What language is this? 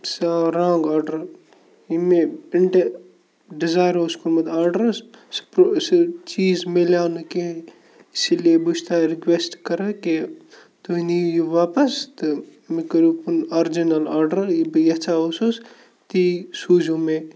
Kashmiri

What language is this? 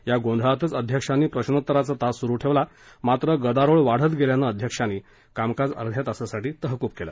Marathi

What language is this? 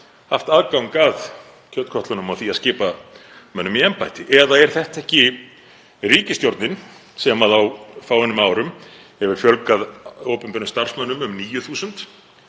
Icelandic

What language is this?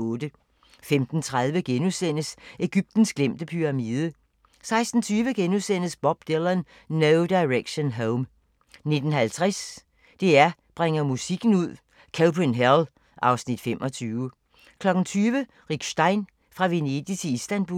Danish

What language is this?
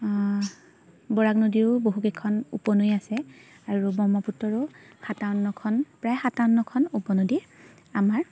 Assamese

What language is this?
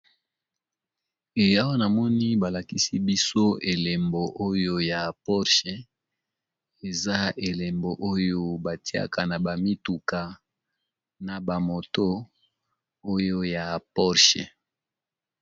Lingala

